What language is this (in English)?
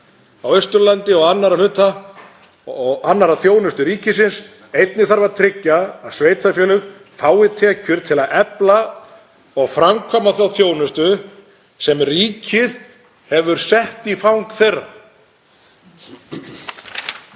Icelandic